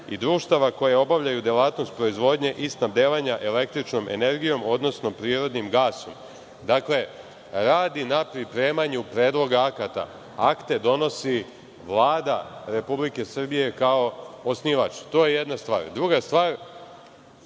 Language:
Serbian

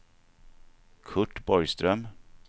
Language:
Swedish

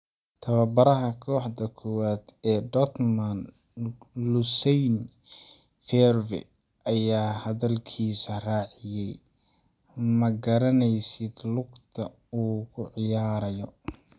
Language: Somali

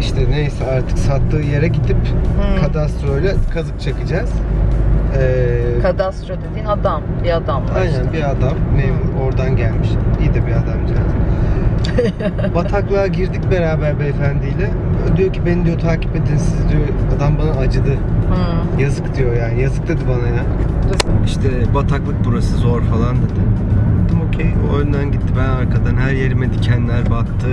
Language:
Turkish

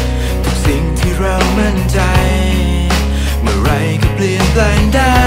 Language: Thai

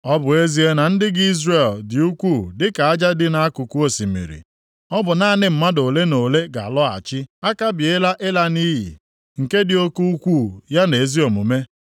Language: Igbo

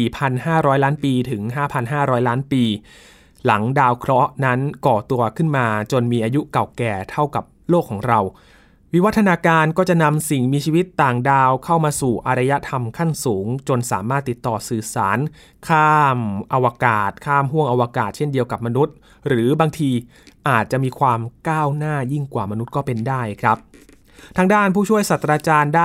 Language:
Thai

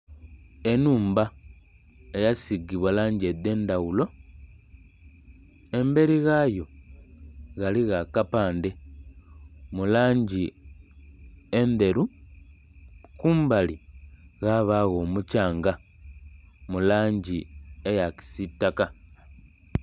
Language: Soga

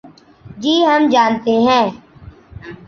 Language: Urdu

